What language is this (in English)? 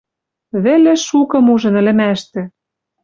Western Mari